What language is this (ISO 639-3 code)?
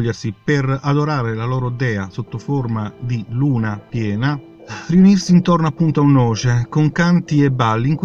ita